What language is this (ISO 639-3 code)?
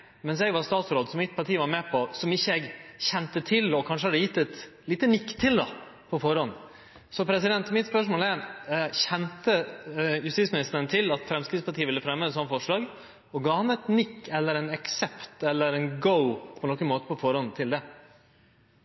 nno